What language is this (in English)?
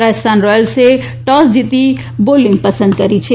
Gujarati